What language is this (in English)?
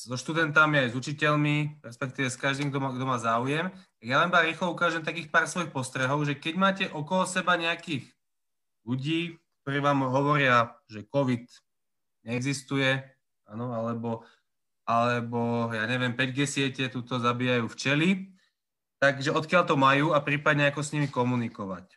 Slovak